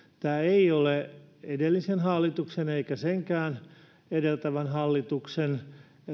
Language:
Finnish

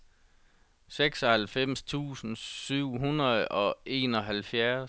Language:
Danish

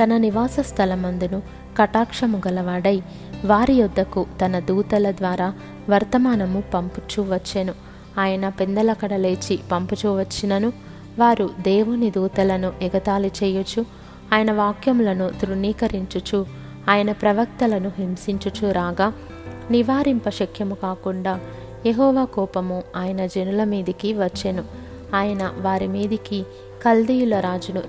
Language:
Telugu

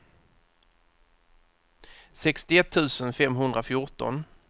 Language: Swedish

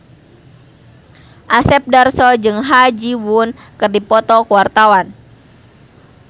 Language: Sundanese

